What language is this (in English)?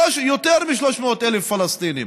Hebrew